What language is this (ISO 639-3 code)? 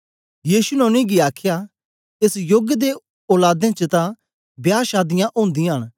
doi